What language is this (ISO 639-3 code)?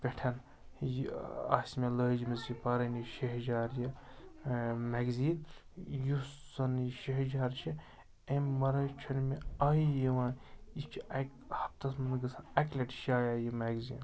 kas